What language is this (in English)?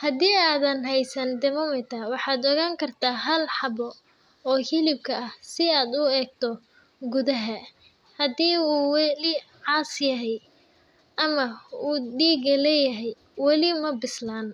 Somali